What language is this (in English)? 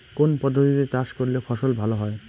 Bangla